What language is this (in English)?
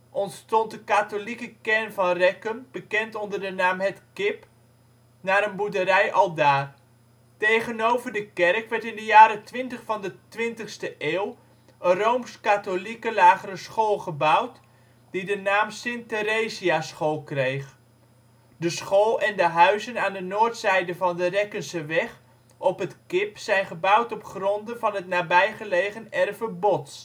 Dutch